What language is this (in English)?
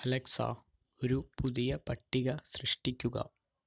Malayalam